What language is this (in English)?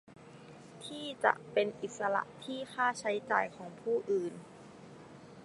Thai